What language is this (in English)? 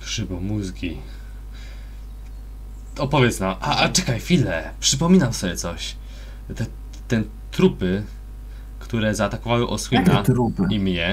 Polish